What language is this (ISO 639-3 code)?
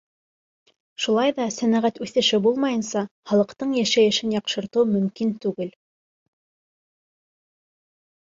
bak